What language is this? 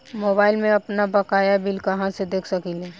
Bhojpuri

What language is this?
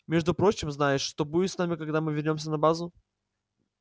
Russian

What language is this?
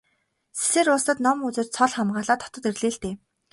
Mongolian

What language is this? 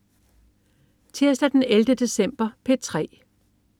Danish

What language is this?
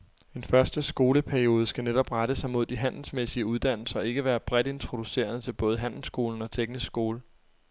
Danish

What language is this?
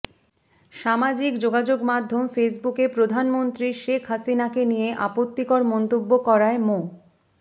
Bangla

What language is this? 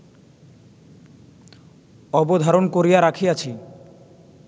Bangla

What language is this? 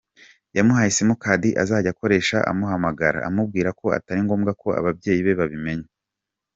Kinyarwanda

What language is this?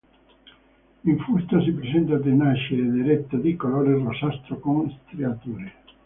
Italian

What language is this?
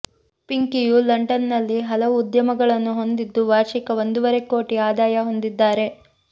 Kannada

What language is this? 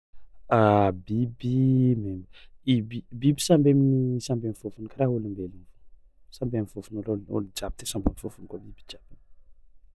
Tsimihety Malagasy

